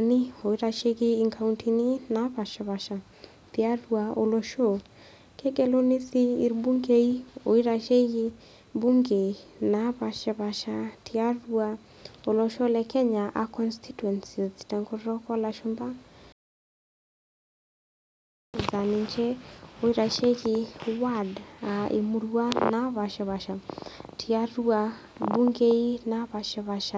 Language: Masai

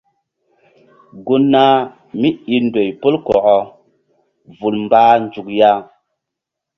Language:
Mbum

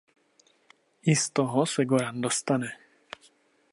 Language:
Czech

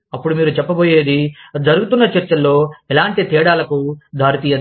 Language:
Telugu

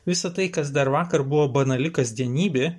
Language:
Lithuanian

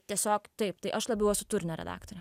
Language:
Lithuanian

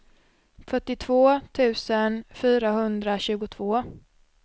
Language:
Swedish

